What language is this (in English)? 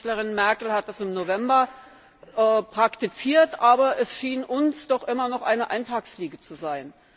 German